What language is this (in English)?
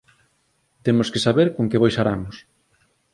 Galician